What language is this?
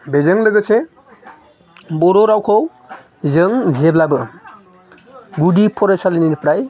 Bodo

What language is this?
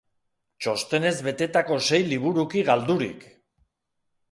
Basque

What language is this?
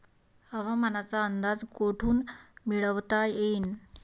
Marathi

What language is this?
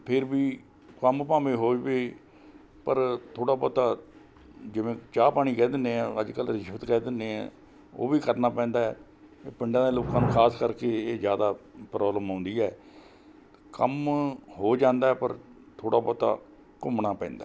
Punjabi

